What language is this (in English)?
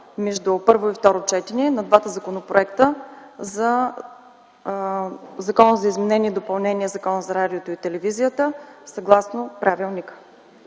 Bulgarian